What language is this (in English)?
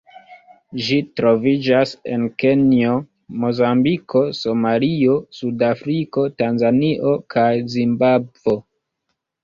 Esperanto